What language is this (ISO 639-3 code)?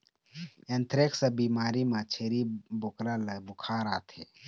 hne